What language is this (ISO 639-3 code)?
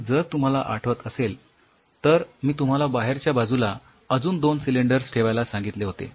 mar